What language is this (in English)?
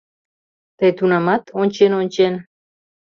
Mari